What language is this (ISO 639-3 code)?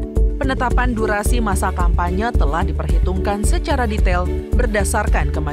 ind